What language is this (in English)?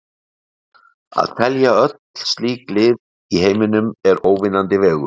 Icelandic